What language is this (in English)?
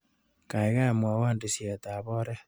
Kalenjin